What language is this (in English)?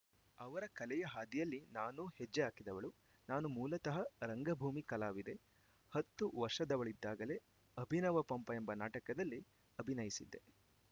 Kannada